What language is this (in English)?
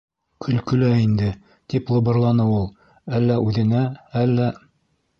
Bashkir